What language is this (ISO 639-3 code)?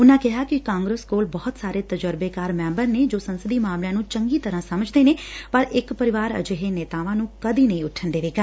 pan